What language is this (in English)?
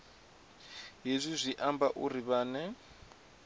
Venda